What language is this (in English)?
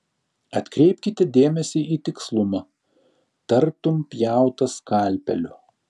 Lithuanian